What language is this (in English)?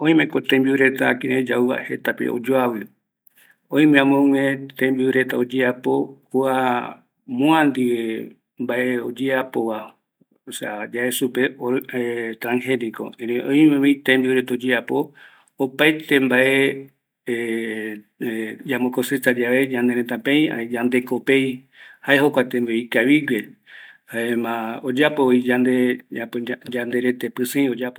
Eastern Bolivian Guaraní